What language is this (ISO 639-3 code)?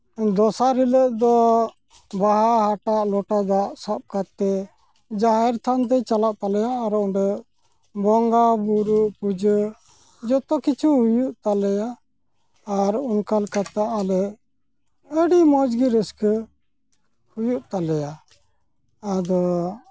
sat